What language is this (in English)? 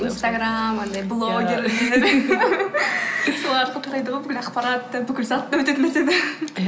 Kazakh